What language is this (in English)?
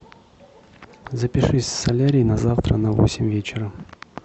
Russian